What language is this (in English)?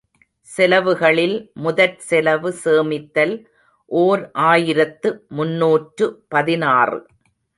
Tamil